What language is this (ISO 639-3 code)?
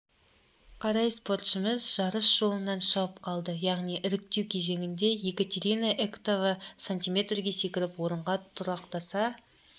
kaz